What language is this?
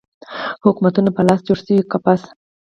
Pashto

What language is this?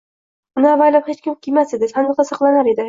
Uzbek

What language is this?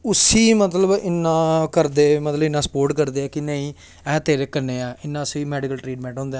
Dogri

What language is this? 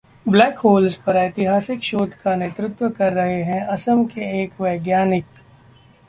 Hindi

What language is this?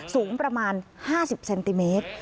Thai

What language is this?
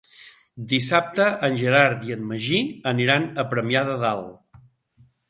Catalan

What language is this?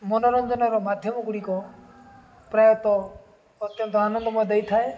Odia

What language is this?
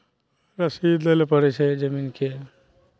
Maithili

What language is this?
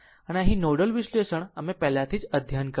Gujarati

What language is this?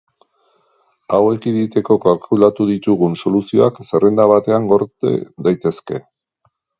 Basque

